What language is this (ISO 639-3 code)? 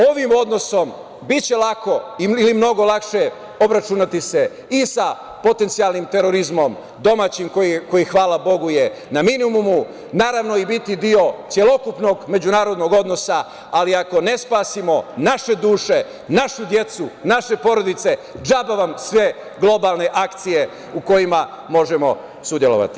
srp